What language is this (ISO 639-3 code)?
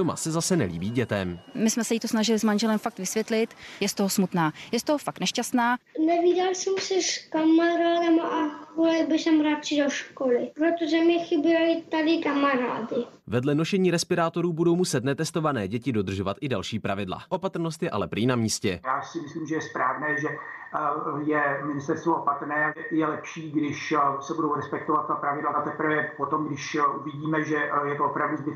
ces